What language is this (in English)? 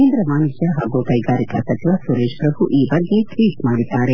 Kannada